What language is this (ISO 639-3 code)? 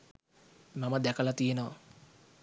sin